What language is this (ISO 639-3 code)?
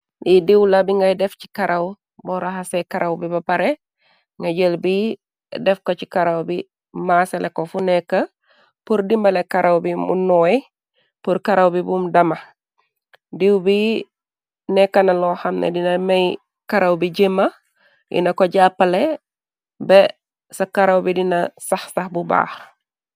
wol